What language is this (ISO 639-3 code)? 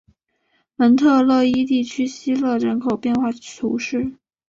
zho